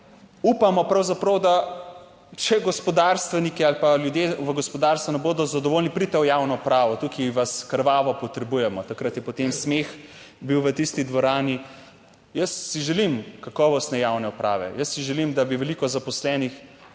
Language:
Slovenian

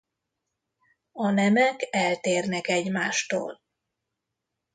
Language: Hungarian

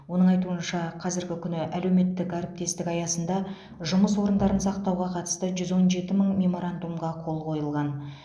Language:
Kazakh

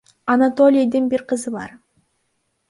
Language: Kyrgyz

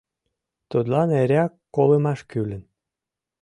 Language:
Mari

